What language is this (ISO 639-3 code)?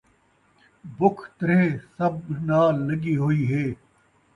skr